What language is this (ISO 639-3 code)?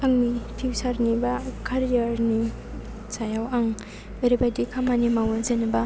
brx